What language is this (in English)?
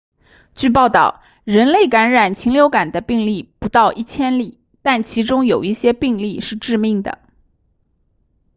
Chinese